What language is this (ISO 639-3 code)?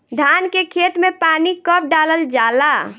bho